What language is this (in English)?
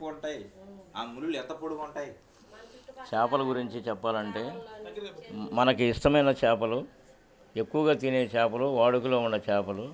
Telugu